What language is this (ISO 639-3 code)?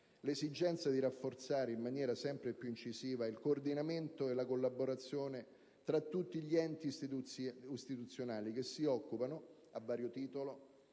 ita